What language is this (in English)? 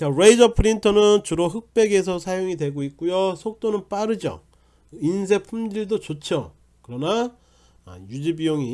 Korean